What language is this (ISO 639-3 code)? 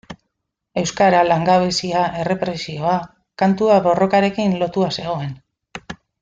eus